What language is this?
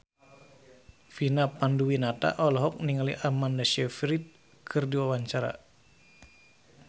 Sundanese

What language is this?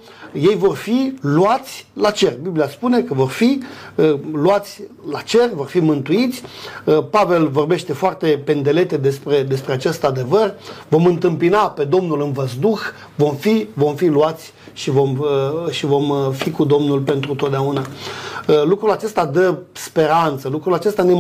Romanian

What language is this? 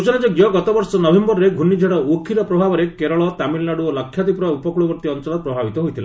Odia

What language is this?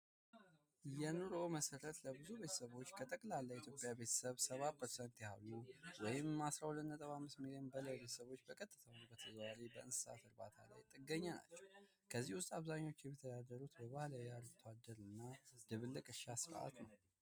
Amharic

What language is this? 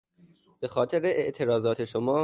Persian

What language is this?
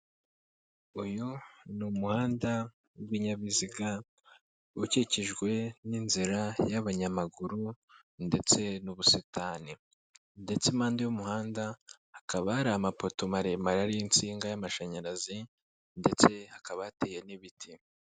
Kinyarwanda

